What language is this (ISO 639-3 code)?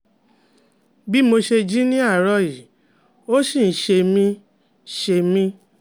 yor